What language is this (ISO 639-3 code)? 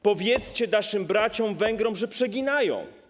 pol